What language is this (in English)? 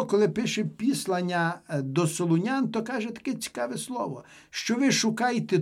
Ukrainian